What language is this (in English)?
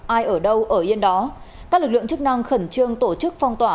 Vietnamese